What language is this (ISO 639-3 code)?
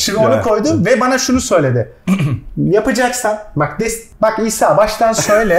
tur